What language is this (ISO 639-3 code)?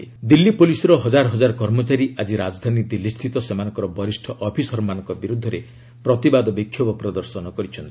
ori